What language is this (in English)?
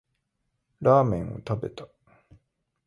Japanese